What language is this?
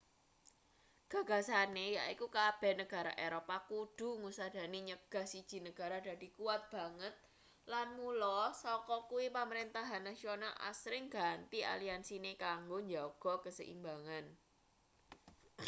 Javanese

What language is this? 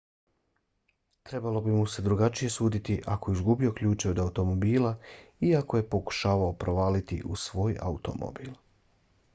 Bosnian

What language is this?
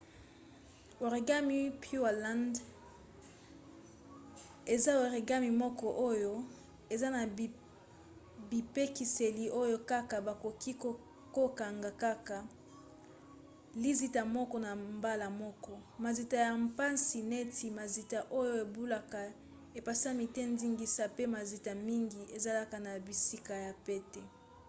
Lingala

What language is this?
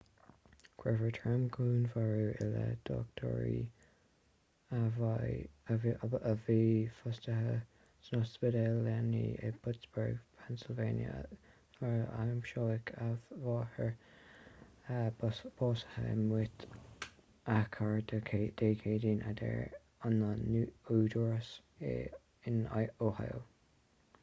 Irish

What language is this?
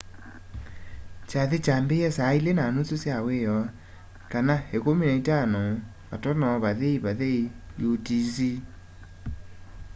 Kamba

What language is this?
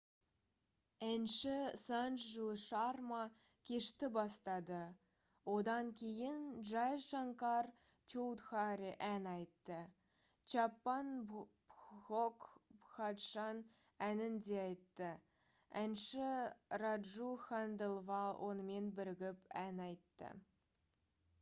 Kazakh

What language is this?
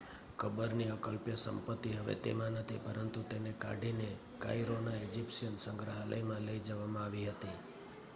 Gujarati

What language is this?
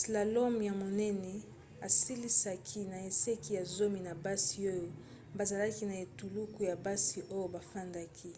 Lingala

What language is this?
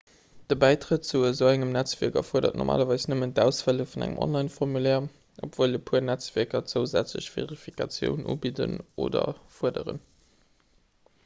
Luxembourgish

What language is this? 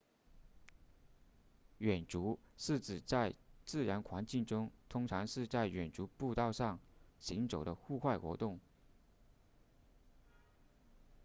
Chinese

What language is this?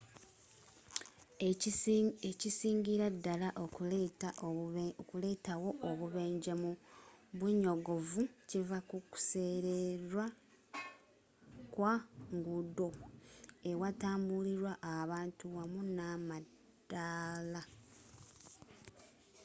Ganda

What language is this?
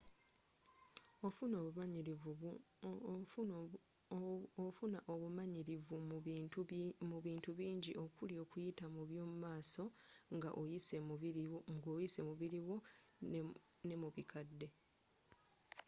Ganda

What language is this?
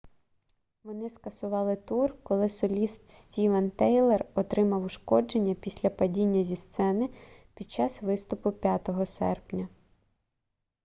Ukrainian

